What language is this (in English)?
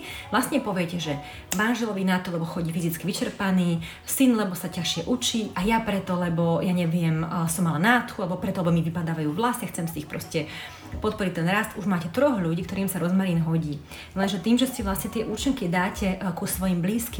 Slovak